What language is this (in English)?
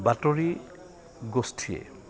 Assamese